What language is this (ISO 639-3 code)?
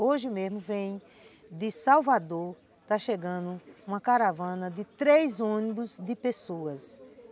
por